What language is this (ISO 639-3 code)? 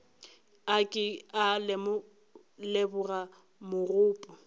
nso